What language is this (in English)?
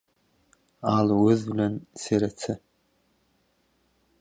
Turkmen